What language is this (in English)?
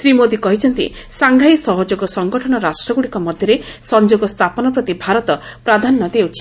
Odia